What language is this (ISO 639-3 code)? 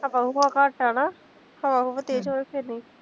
pan